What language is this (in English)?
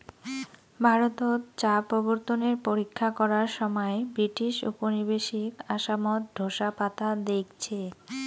Bangla